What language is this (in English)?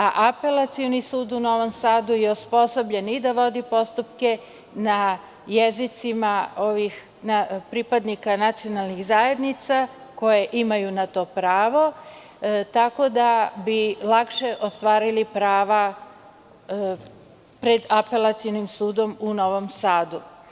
Serbian